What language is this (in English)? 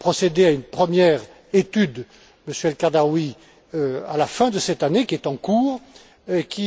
French